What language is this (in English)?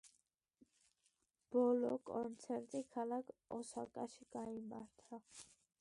Georgian